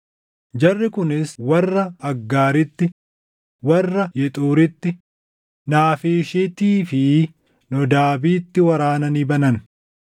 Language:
Oromo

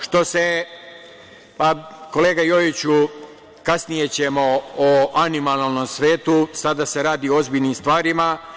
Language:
Serbian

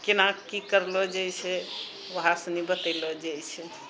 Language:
Maithili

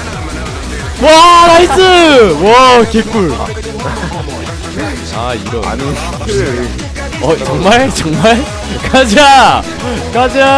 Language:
Korean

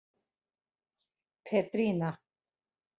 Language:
Icelandic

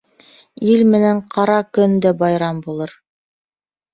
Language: Bashkir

